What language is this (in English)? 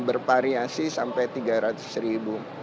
Indonesian